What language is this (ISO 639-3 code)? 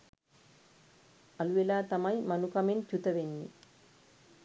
sin